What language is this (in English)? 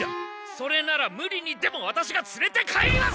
Japanese